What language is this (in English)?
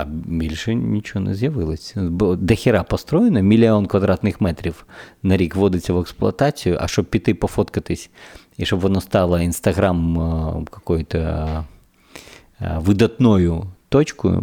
Ukrainian